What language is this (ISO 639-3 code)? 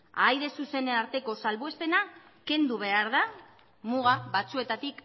eus